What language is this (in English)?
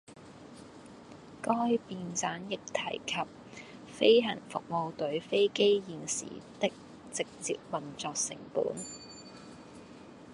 Cantonese